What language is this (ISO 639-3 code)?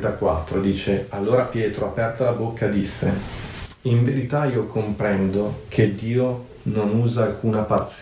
ita